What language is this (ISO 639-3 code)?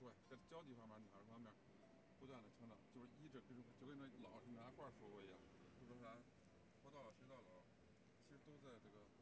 zho